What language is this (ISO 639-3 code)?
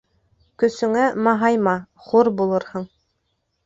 bak